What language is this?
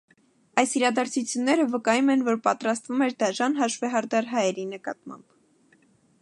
Armenian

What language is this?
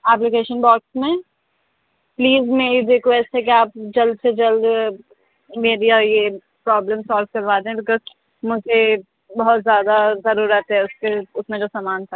Urdu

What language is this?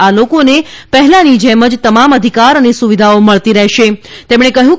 Gujarati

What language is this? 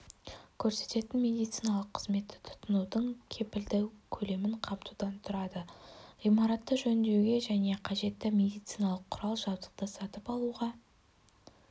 Kazakh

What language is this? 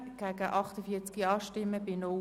Swiss German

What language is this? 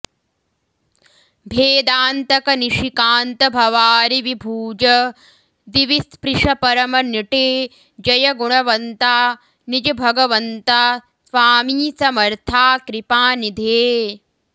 Sanskrit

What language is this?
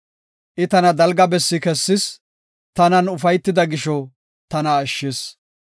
Gofa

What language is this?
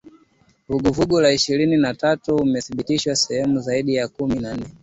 Swahili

